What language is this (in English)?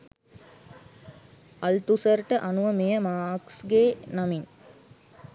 Sinhala